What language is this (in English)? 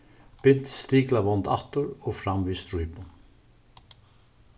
Faroese